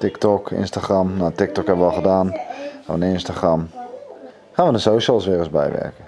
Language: Dutch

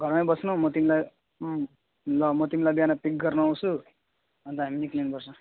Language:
Nepali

